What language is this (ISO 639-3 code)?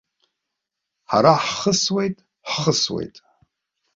abk